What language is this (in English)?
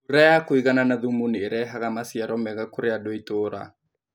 Kikuyu